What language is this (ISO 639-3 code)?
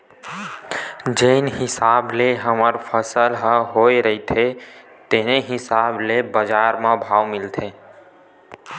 hne